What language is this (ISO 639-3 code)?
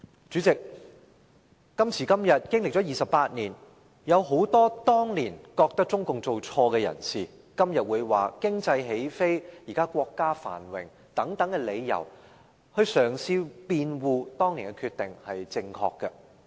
yue